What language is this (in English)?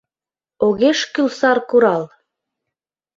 Mari